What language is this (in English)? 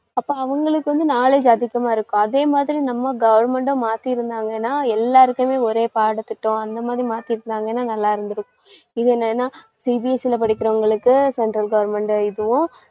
Tamil